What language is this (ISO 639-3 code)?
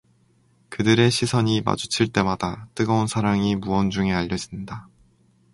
kor